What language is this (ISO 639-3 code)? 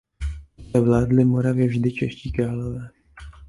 ces